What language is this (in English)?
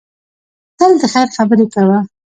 Pashto